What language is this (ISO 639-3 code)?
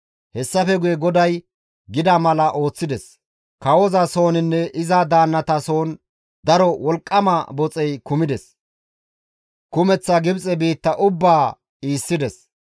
gmv